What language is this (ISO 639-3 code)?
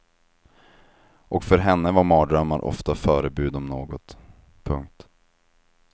swe